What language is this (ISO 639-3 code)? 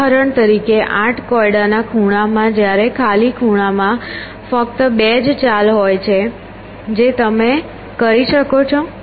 guj